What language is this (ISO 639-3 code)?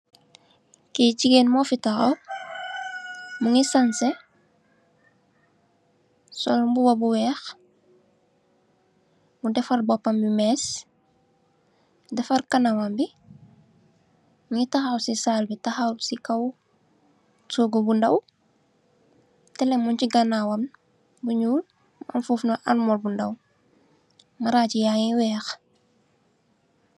wol